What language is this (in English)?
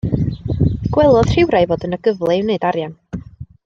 Welsh